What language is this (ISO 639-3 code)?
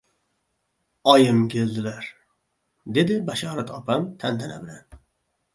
uzb